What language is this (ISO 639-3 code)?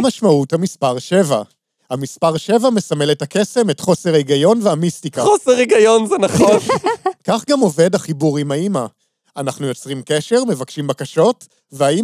heb